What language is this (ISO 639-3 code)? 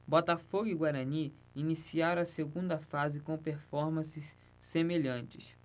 por